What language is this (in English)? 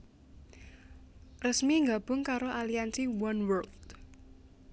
Javanese